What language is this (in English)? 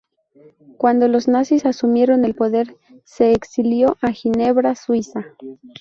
Spanish